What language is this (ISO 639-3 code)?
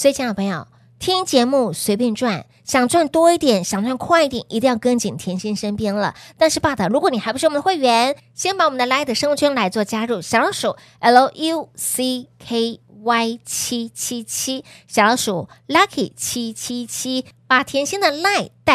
zho